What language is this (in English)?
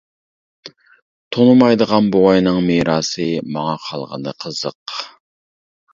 Uyghur